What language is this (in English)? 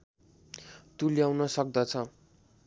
Nepali